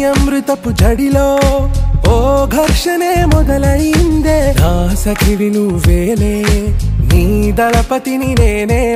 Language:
Hindi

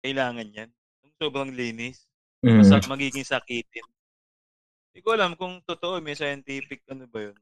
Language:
Filipino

